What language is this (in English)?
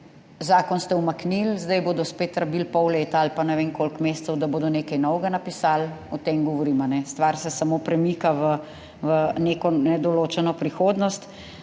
Slovenian